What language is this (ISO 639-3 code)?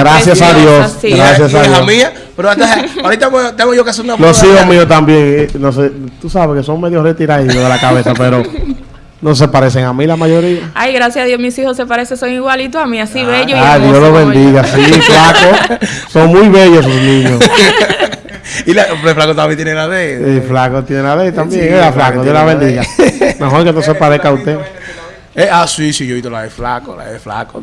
spa